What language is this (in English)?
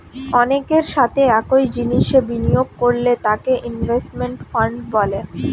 Bangla